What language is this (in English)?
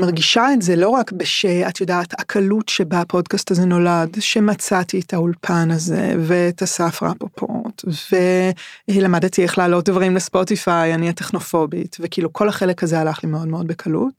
Hebrew